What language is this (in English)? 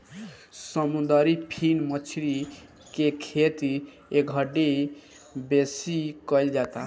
Bhojpuri